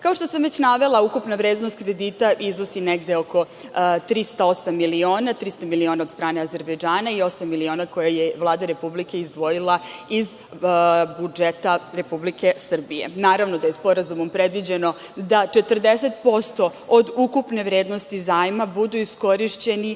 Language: Serbian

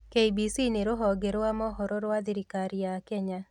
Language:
Kikuyu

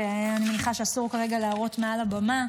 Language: Hebrew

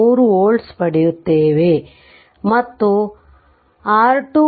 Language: Kannada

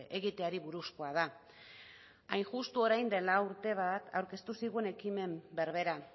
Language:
Basque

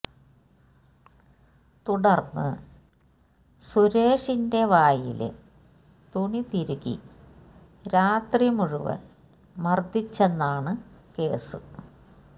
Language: Malayalam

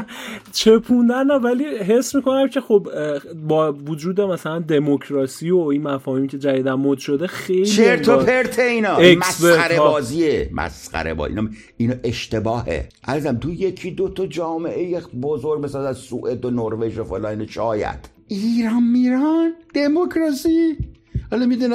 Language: Persian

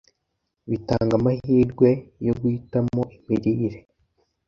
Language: Kinyarwanda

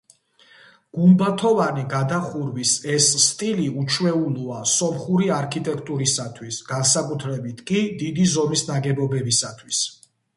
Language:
Georgian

